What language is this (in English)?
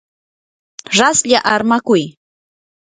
Yanahuanca Pasco Quechua